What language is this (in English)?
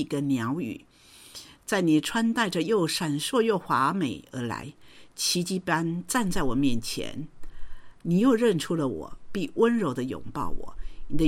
Chinese